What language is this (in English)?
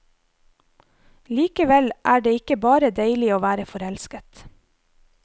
Norwegian